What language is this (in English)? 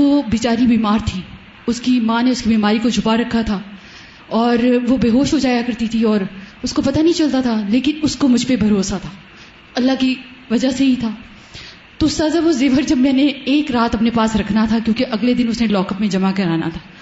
Urdu